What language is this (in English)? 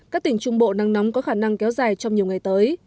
Vietnamese